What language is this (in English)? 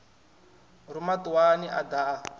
Venda